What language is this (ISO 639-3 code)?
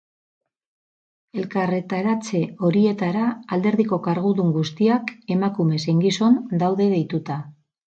eus